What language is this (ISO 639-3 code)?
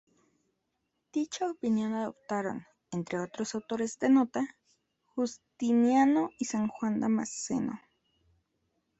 spa